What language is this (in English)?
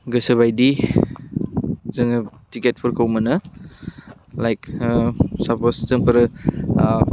Bodo